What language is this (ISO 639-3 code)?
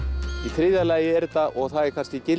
isl